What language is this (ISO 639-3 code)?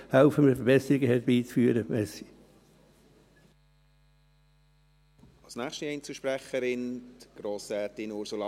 gsw